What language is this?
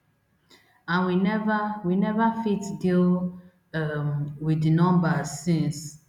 Nigerian Pidgin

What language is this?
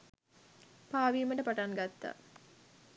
Sinhala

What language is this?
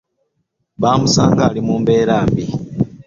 Ganda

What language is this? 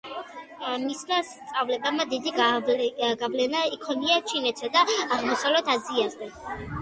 Georgian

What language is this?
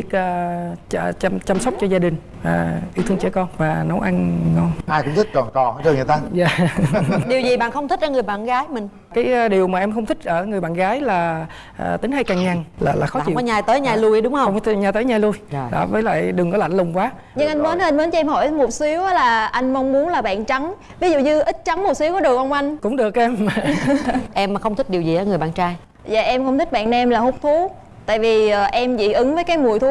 Vietnamese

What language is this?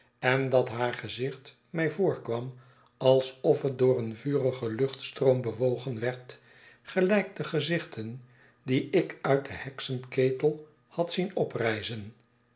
Dutch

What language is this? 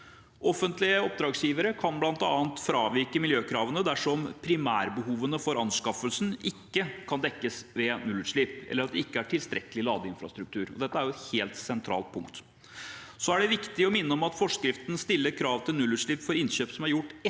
Norwegian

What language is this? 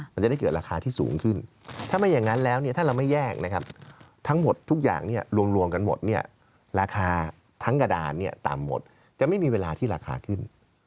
Thai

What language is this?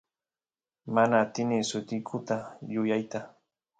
Santiago del Estero Quichua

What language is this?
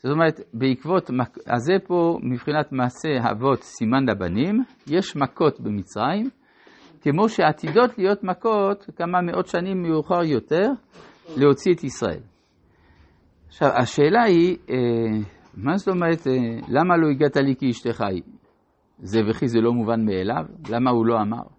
Hebrew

